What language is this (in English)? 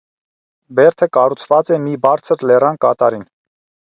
Armenian